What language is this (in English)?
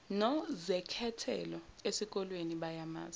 Zulu